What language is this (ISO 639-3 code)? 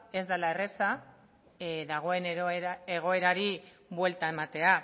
eus